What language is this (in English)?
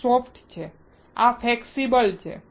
Gujarati